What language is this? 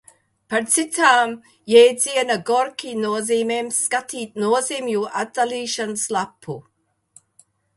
Latvian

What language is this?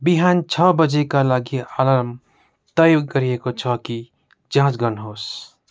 Nepali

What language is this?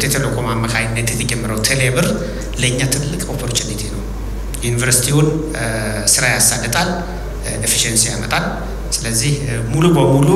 Arabic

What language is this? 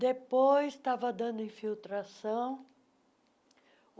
Portuguese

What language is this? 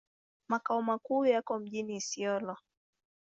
Swahili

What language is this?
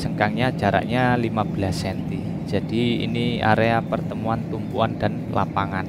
Indonesian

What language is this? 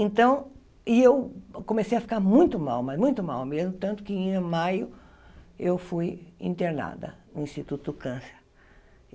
Portuguese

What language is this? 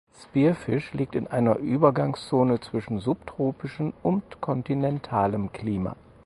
German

